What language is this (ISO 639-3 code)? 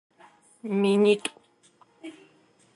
ady